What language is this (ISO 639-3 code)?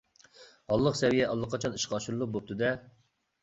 uig